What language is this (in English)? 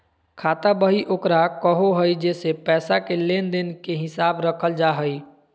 Magahi